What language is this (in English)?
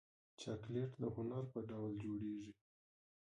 Pashto